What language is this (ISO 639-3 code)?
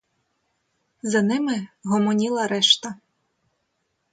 ukr